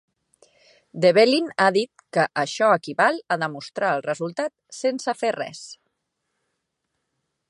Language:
Catalan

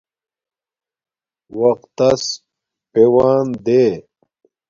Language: Domaaki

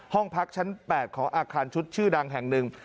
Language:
Thai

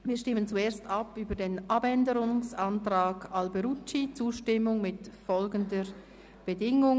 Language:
Swiss German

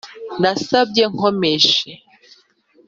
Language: Kinyarwanda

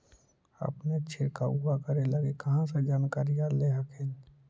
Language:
Magahi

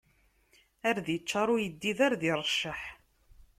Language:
Kabyle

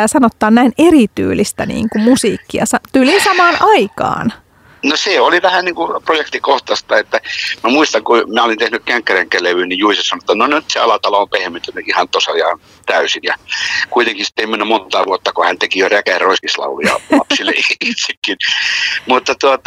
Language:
Finnish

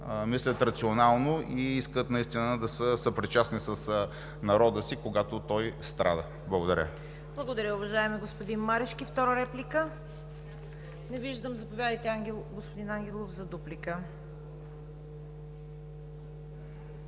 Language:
Bulgarian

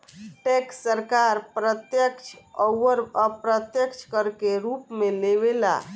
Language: Bhojpuri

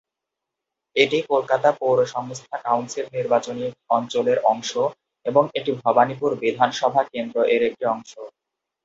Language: Bangla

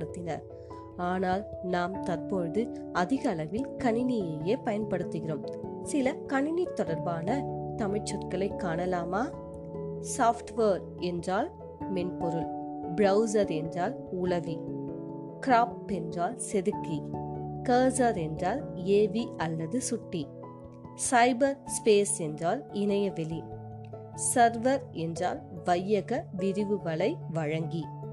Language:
Tamil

